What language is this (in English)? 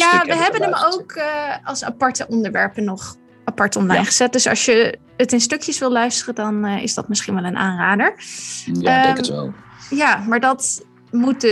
Dutch